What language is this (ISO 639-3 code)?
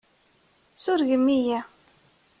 kab